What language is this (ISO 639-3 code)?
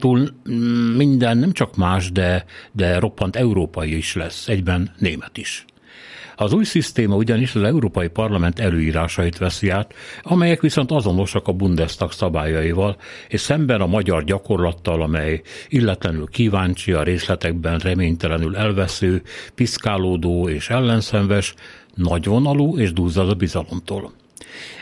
hun